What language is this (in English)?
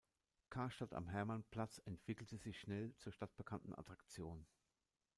German